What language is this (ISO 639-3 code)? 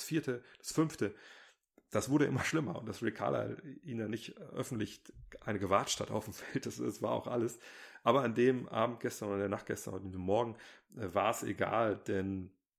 deu